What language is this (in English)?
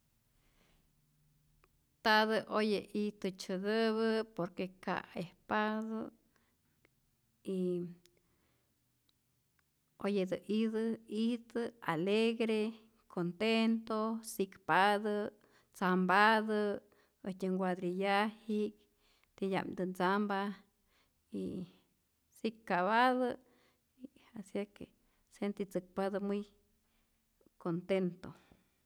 Rayón Zoque